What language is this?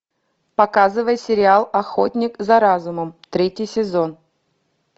Russian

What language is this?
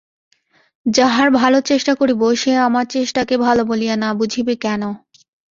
Bangla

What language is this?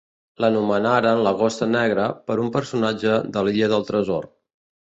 Catalan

